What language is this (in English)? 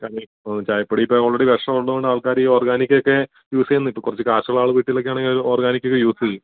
Malayalam